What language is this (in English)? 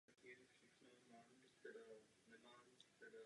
Czech